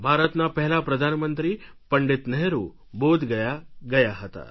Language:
Gujarati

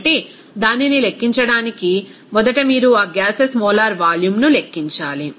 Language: Telugu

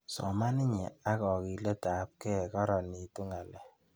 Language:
Kalenjin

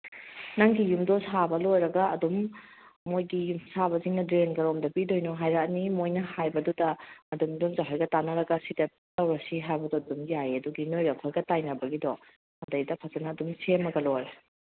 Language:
Manipuri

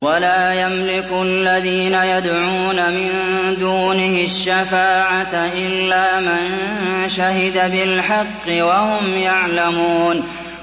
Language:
Arabic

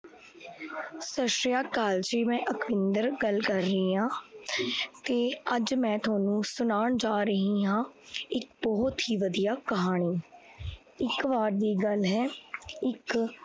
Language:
Punjabi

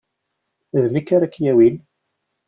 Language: Kabyle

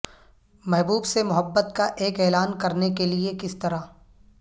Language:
Urdu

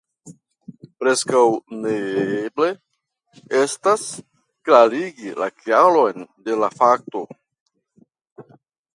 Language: Esperanto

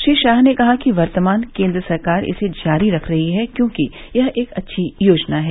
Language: Hindi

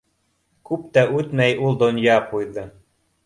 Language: Bashkir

